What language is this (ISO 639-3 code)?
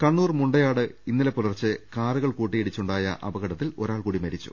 mal